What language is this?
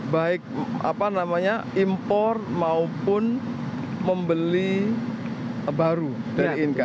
Indonesian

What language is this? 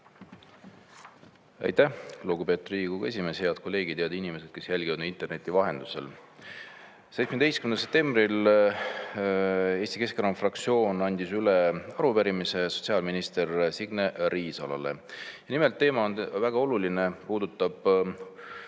Estonian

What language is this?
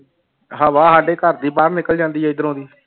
Punjabi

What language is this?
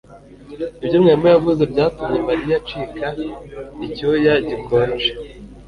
Kinyarwanda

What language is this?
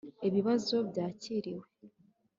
Kinyarwanda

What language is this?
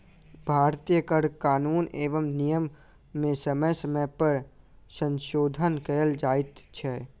Maithili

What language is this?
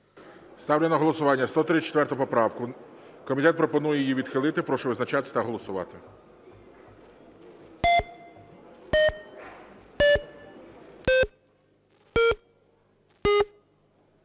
Ukrainian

